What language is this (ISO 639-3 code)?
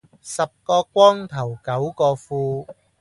yue